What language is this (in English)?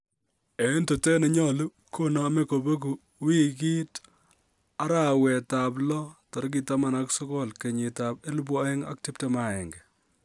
Kalenjin